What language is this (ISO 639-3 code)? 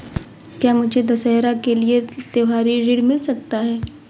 hin